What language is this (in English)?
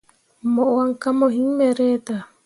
Mundang